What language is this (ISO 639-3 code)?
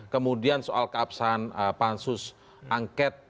ind